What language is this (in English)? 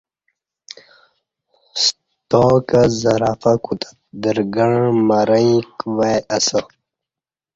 Kati